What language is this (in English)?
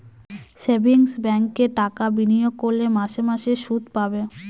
Bangla